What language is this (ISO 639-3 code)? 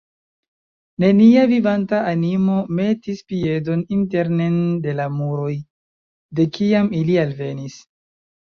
epo